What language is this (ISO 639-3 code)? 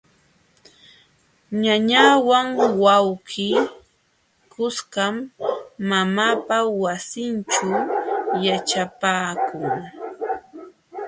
qxw